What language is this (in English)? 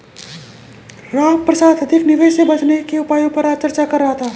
Hindi